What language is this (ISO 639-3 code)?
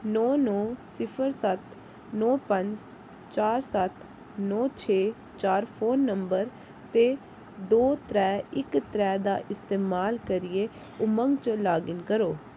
doi